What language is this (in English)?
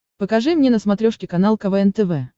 Russian